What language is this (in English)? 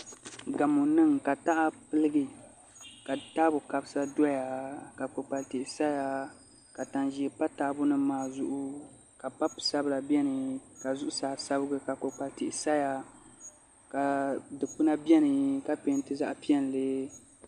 Dagbani